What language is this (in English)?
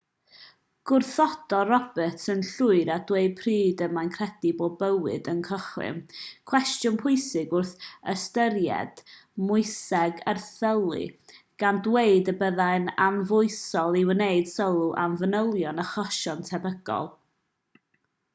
Welsh